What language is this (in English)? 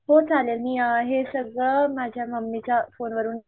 Marathi